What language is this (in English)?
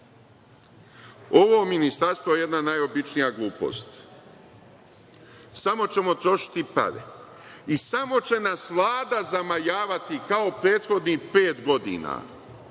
Serbian